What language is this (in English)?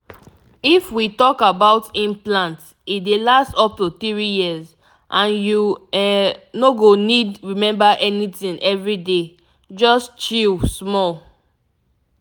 Nigerian Pidgin